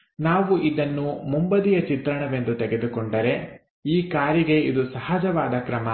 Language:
Kannada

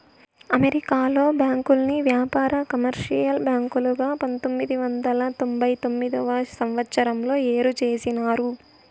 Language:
Telugu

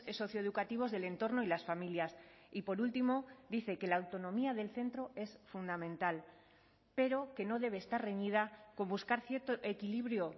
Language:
Spanish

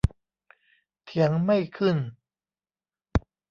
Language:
Thai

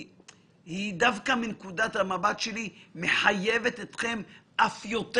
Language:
Hebrew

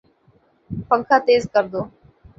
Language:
Urdu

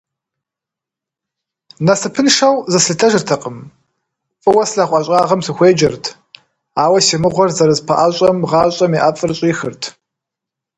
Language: Kabardian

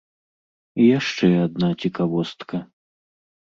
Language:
Belarusian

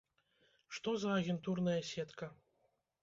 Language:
Belarusian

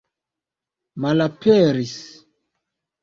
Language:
Esperanto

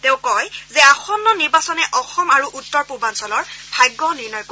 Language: Assamese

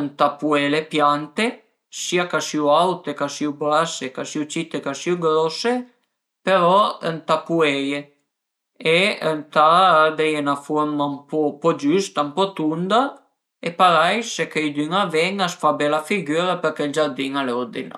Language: Piedmontese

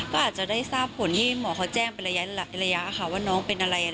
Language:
Thai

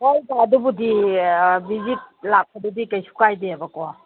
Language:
Manipuri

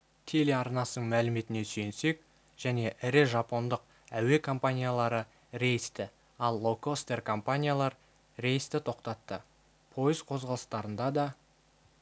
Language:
Kazakh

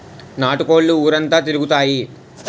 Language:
Telugu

